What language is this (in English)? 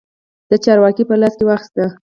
Pashto